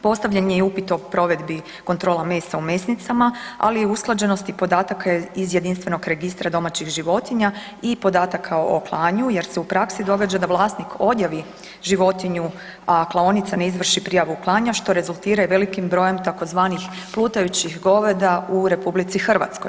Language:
Croatian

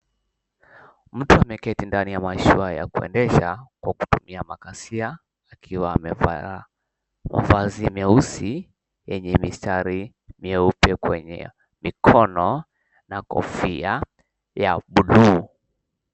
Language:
Swahili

